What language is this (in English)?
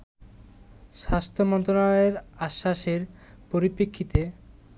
Bangla